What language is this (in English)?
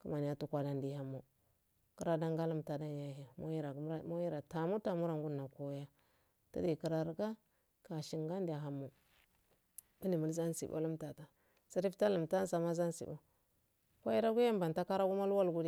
Afade